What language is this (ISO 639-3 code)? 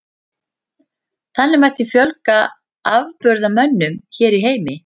isl